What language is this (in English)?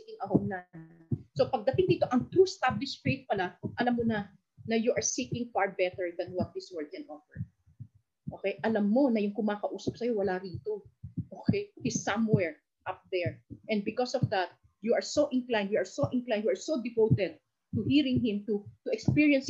Filipino